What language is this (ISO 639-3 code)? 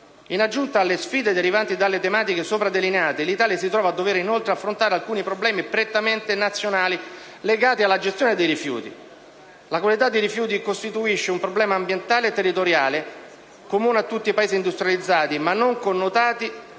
ita